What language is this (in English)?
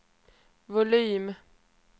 Swedish